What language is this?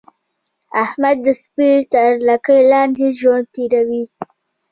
Pashto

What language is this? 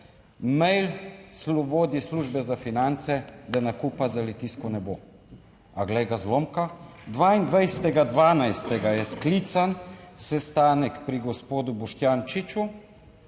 Slovenian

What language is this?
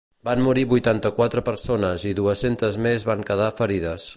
Catalan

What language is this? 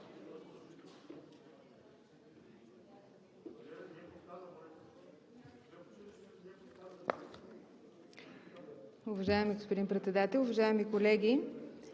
Bulgarian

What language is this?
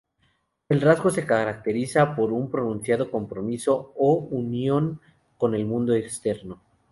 Spanish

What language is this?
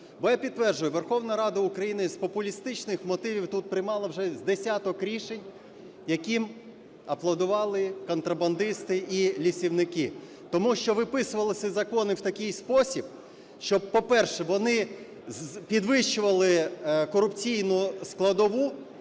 Ukrainian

